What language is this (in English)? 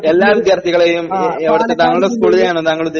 Malayalam